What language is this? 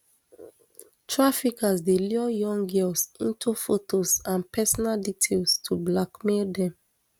Nigerian Pidgin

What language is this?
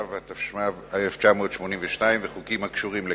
Hebrew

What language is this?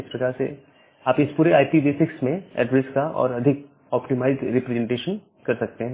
Hindi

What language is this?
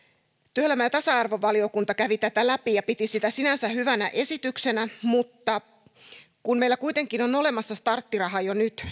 Finnish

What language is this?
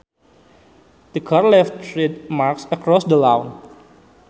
Sundanese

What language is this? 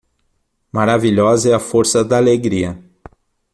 Portuguese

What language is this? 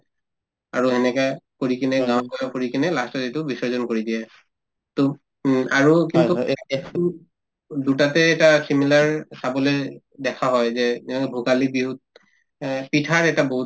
Assamese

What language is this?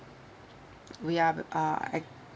English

